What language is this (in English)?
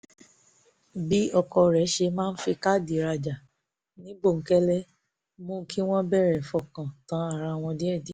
Yoruba